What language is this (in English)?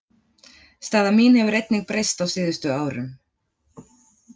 Icelandic